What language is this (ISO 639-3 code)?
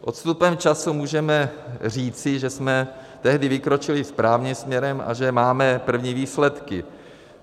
ces